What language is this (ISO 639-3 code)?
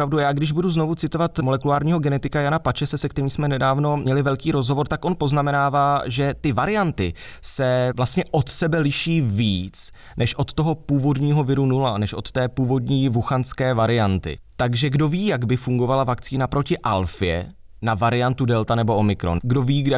ces